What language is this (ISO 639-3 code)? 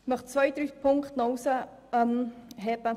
gsw